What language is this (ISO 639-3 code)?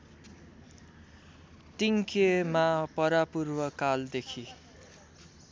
nep